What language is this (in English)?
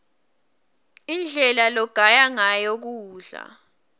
Swati